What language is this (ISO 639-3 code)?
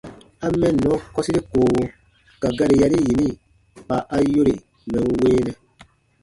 bba